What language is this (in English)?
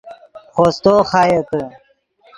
Yidgha